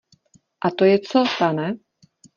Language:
Czech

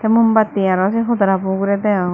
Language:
Chakma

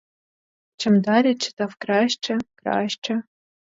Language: Ukrainian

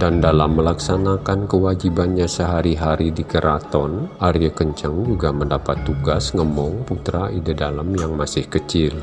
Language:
Indonesian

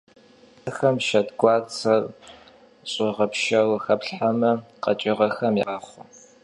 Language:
Kabardian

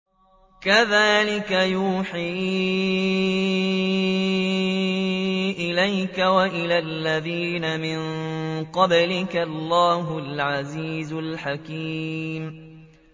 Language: Arabic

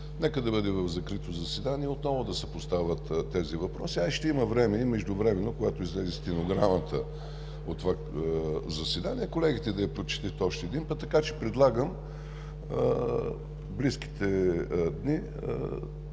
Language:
Bulgarian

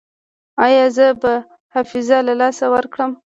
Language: Pashto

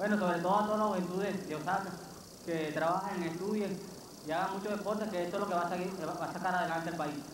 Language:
Japanese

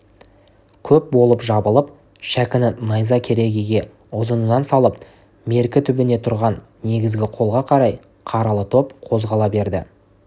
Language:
Kazakh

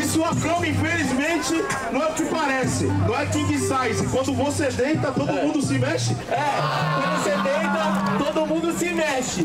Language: Portuguese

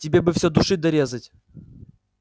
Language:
Russian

